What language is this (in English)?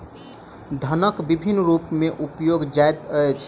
Maithili